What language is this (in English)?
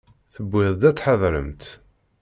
Kabyle